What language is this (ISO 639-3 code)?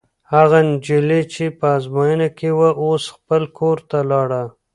pus